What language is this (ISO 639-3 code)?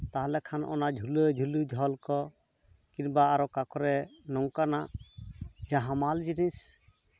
sat